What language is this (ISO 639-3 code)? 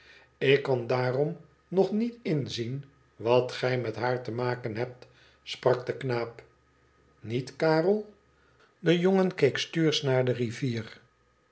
nld